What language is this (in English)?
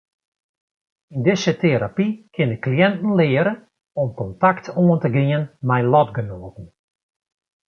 Western Frisian